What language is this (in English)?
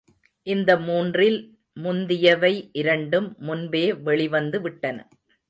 Tamil